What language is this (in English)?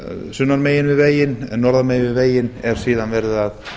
Icelandic